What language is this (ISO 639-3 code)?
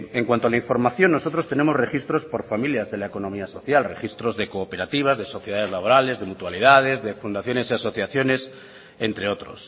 spa